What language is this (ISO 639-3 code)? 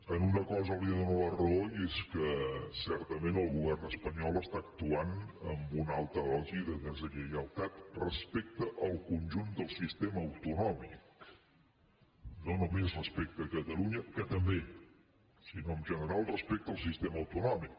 cat